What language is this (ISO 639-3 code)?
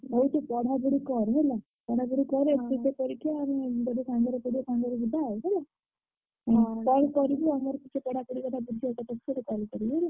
ori